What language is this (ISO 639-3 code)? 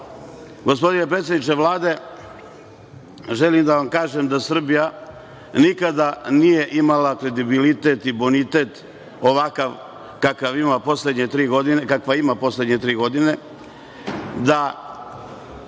srp